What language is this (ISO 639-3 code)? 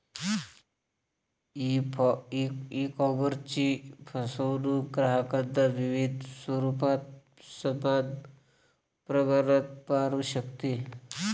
mar